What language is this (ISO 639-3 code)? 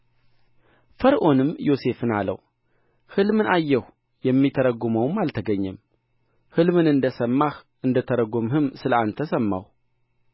amh